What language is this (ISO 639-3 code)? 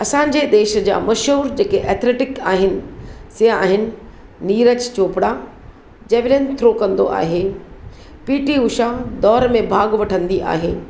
snd